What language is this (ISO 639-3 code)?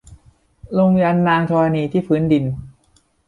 tha